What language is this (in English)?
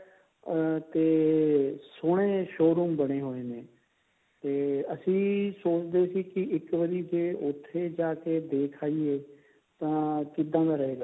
Punjabi